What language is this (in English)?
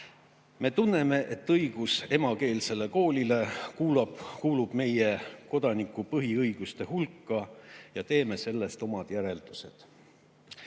Estonian